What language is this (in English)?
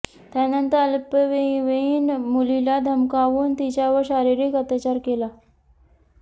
Marathi